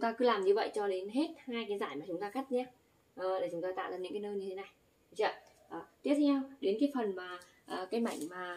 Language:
Vietnamese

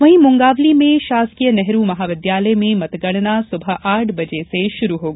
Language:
Hindi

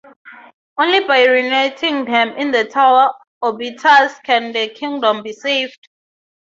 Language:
English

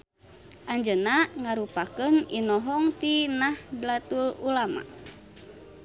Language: Sundanese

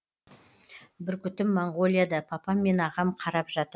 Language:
Kazakh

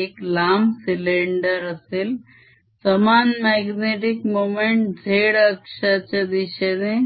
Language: Marathi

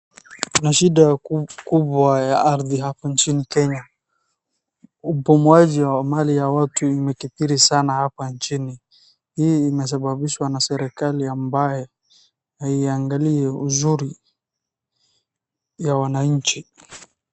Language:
Swahili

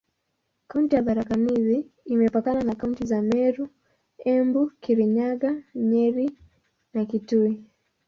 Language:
Swahili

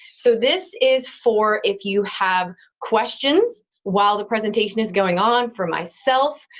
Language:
English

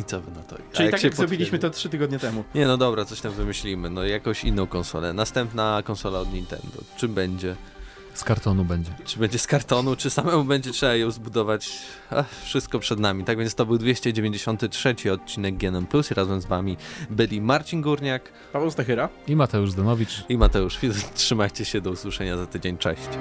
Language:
Polish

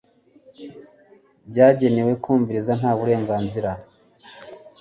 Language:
Kinyarwanda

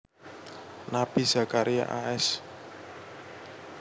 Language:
Javanese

